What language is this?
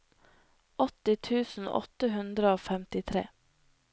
Norwegian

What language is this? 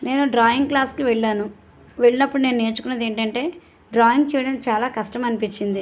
Telugu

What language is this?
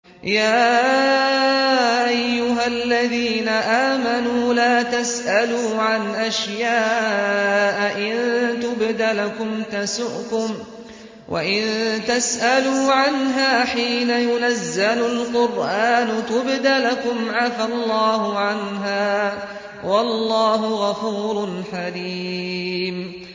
Arabic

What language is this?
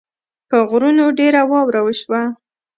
Pashto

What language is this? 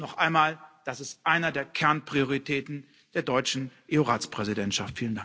German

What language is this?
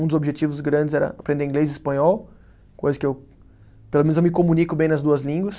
Portuguese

